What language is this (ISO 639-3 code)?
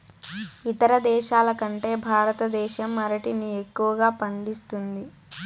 tel